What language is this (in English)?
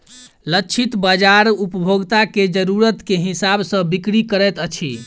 Maithili